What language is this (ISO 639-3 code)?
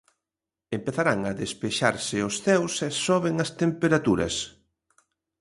glg